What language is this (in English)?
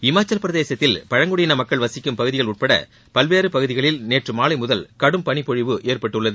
Tamil